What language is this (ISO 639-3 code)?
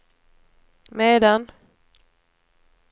swe